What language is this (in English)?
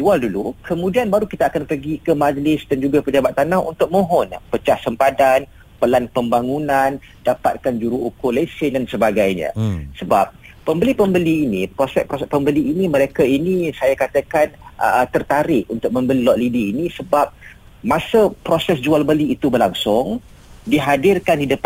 Malay